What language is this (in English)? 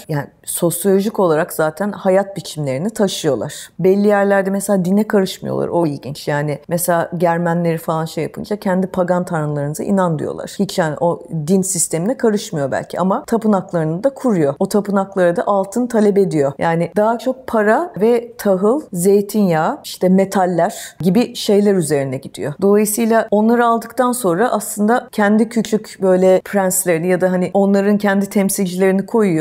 Turkish